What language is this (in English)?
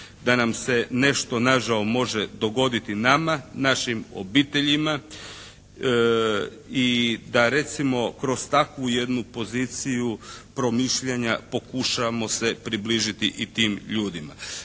Croatian